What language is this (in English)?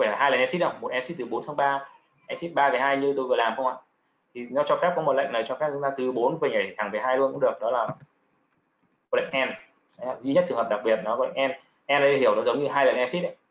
Vietnamese